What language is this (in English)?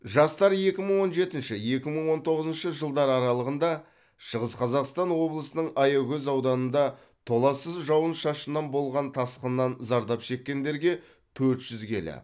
Kazakh